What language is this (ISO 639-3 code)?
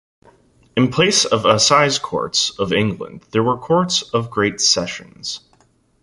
eng